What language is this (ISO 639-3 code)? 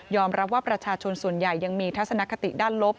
tha